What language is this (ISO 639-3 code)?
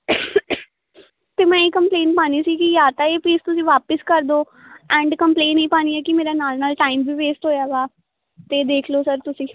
pan